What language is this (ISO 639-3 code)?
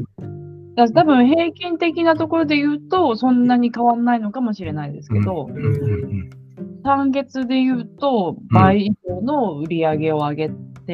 jpn